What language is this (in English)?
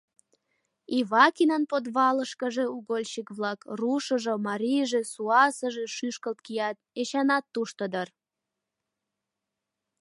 Mari